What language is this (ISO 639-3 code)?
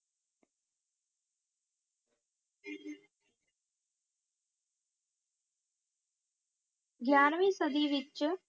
pan